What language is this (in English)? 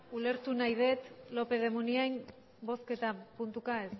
Basque